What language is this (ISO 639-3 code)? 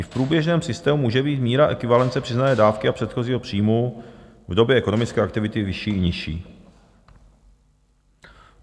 ces